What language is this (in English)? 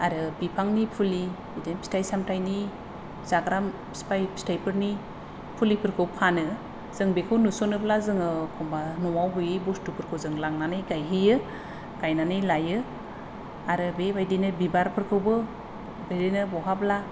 Bodo